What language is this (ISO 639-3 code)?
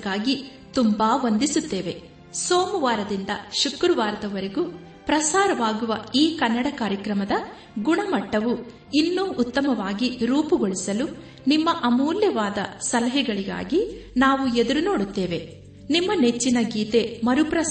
kan